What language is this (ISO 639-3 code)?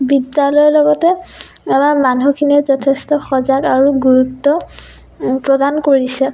asm